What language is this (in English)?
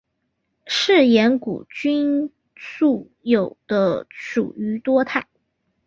Chinese